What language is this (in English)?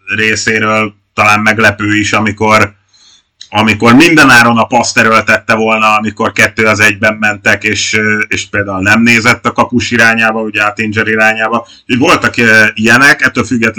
Hungarian